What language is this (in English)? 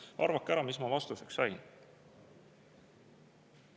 Estonian